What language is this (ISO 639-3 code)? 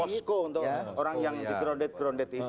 ind